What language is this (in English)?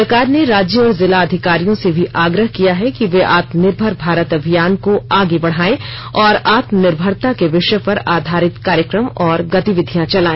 Hindi